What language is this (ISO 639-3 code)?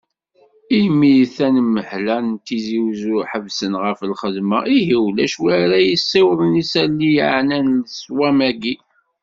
kab